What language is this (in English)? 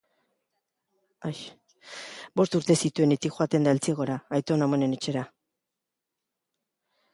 Basque